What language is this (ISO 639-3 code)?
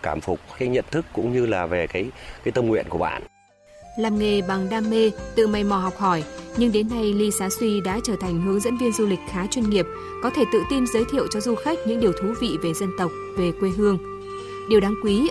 vie